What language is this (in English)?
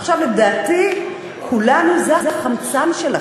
Hebrew